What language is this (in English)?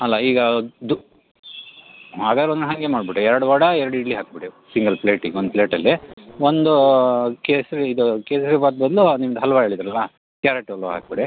Kannada